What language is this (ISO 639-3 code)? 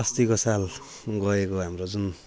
nep